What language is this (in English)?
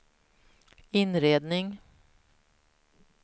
Swedish